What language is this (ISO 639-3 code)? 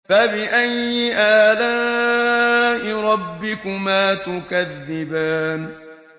ara